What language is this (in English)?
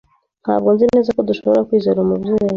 Kinyarwanda